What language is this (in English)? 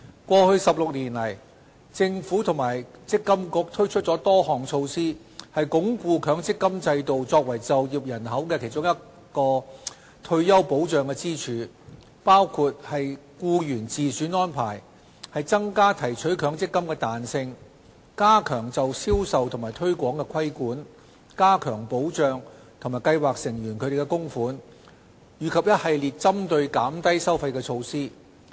Cantonese